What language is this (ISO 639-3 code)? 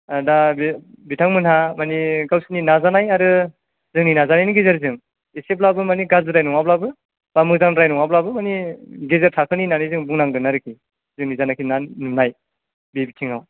brx